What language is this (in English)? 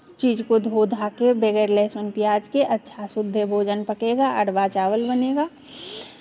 Hindi